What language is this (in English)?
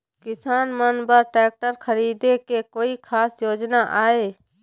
Chhattisgarhi